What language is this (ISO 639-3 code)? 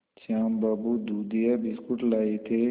hin